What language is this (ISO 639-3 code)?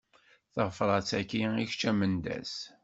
kab